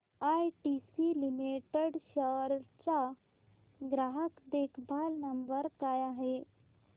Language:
Marathi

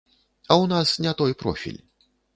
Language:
Belarusian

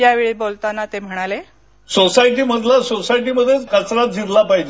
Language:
Marathi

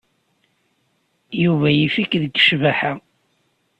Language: Kabyle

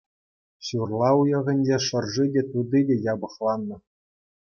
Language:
Chuvash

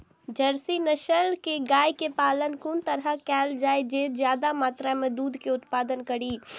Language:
Maithili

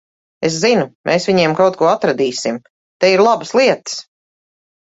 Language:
Latvian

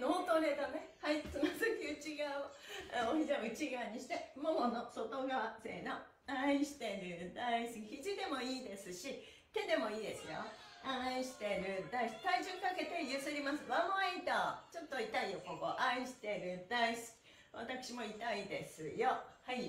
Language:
Japanese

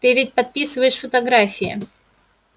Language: Russian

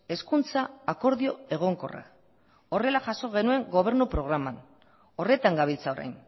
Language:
Basque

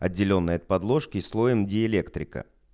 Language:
Russian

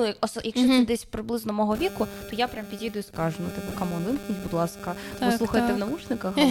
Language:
Ukrainian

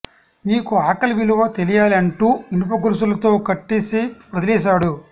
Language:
Telugu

